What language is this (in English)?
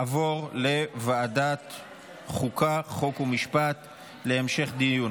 Hebrew